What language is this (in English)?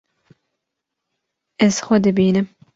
Kurdish